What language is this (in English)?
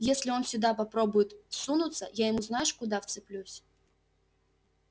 Russian